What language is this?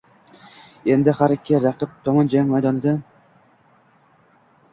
Uzbek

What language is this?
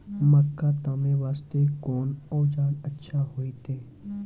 Maithili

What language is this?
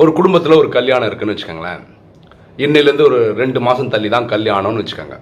Tamil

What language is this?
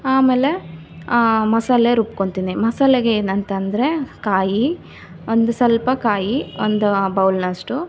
Kannada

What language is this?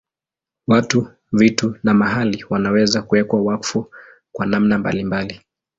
Swahili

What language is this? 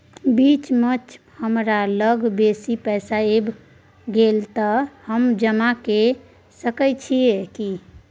Maithili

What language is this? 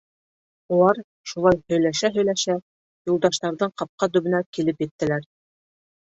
Bashkir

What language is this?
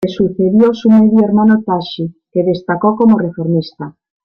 Spanish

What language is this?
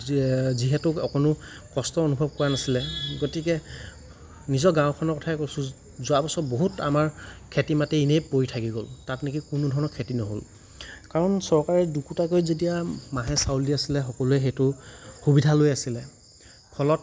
Assamese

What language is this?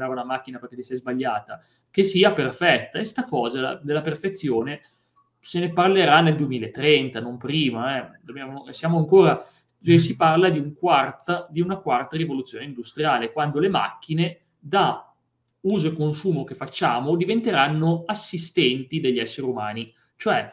Italian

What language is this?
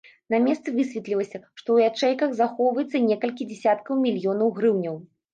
Belarusian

